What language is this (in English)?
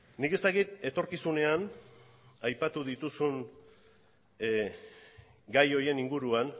Basque